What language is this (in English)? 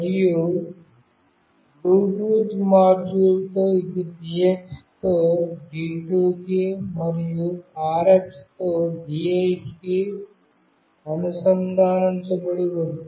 Telugu